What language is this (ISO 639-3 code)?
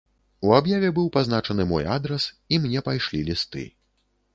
bel